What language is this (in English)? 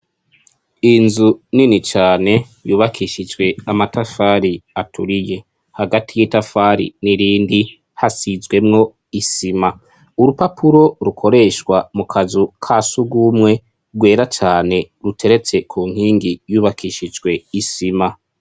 Rundi